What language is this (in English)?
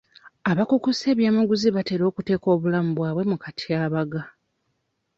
Ganda